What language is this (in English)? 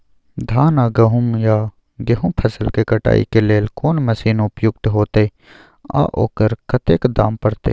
Maithili